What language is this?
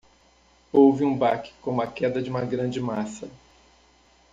Portuguese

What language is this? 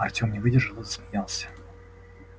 Russian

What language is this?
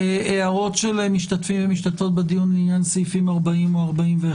Hebrew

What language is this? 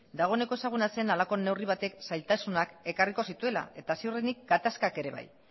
Basque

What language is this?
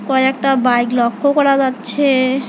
Bangla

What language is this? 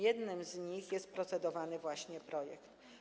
Polish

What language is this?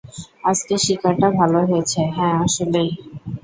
Bangla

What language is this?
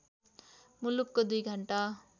Nepali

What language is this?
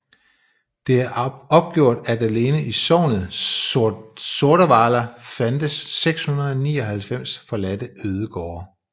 Danish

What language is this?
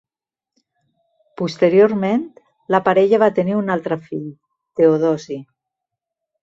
Catalan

